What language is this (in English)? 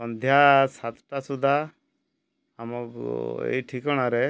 Odia